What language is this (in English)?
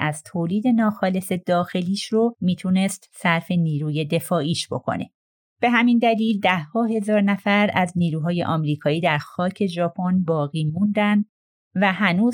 Persian